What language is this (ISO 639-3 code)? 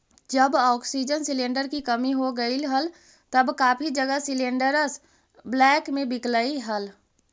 mag